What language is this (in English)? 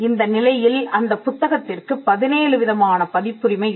Tamil